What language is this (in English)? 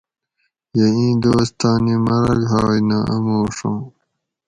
Gawri